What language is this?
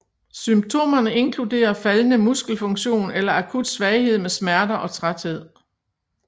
Danish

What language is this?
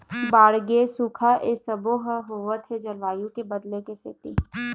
Chhattisgarhi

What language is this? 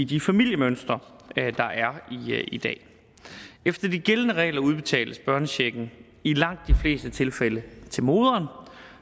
Danish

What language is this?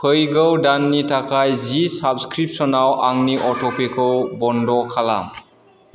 Bodo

